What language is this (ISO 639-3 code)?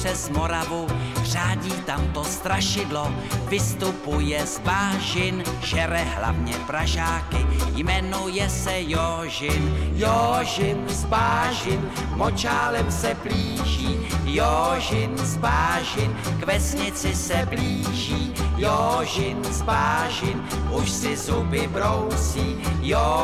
ces